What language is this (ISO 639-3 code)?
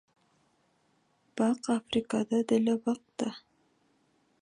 kir